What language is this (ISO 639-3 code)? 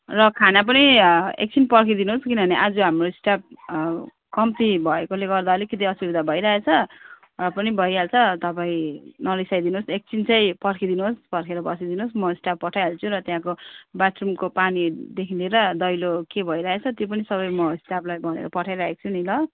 nep